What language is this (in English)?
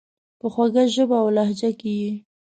Pashto